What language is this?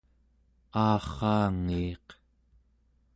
Central Yupik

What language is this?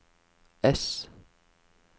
Norwegian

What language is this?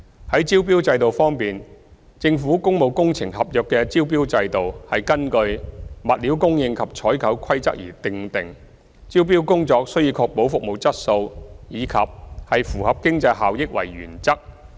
Cantonese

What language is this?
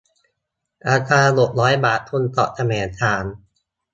Thai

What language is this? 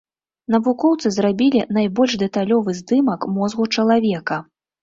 Belarusian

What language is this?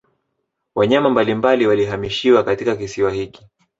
Swahili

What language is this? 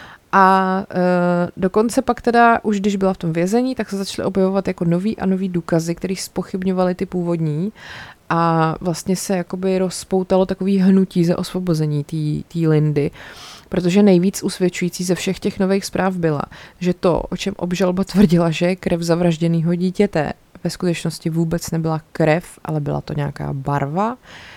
Czech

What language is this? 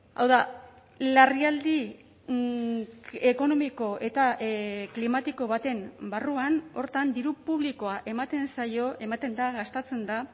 Basque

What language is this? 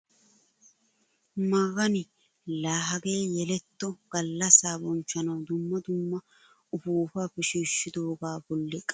Wolaytta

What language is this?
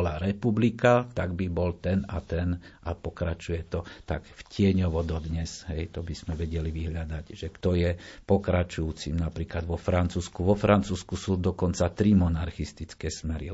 Slovak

